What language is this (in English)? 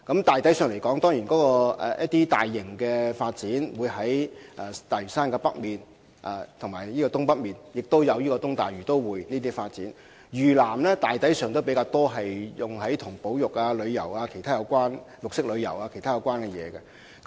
Cantonese